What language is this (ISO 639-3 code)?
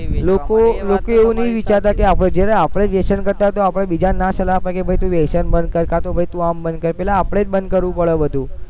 guj